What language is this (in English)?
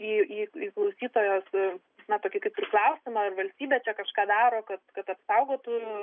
Lithuanian